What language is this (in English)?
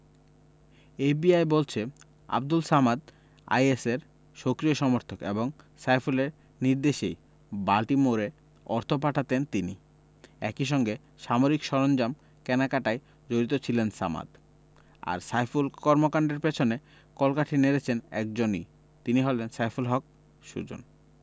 Bangla